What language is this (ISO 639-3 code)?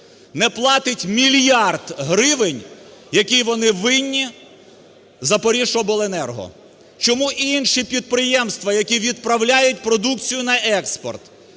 ukr